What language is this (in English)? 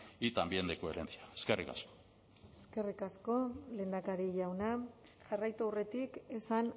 Basque